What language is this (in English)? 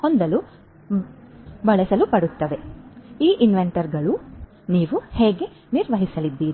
Kannada